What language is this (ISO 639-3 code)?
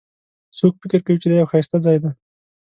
pus